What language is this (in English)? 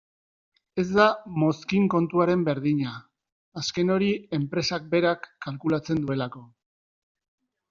Basque